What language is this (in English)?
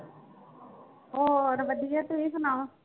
Punjabi